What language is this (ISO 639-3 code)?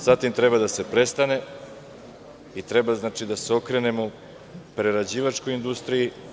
srp